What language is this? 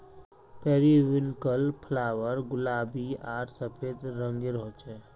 Magahi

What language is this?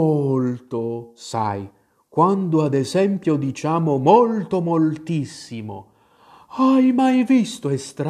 Italian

